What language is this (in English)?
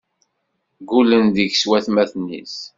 Kabyle